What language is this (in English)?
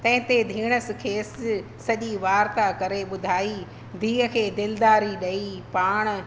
Sindhi